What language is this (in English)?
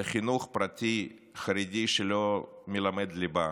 Hebrew